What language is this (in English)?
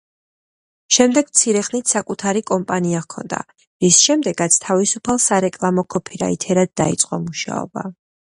Georgian